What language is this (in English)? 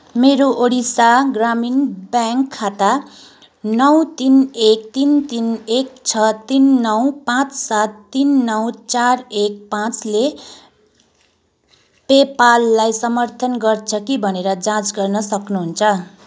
Nepali